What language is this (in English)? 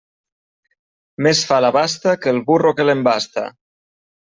Catalan